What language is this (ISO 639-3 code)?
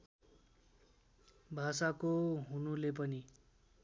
nep